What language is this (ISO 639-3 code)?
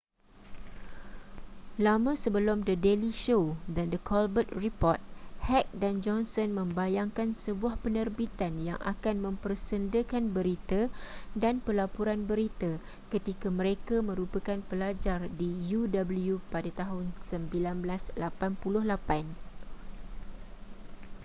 msa